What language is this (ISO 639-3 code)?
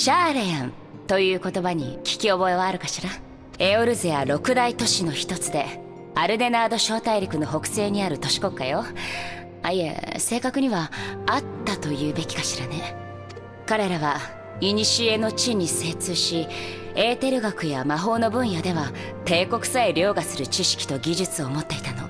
jpn